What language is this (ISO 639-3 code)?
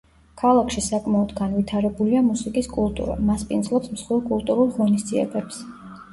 kat